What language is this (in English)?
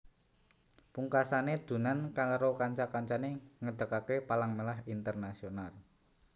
Javanese